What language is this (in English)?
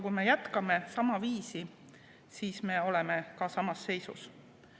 Estonian